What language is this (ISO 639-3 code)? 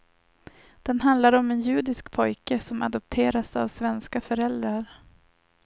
swe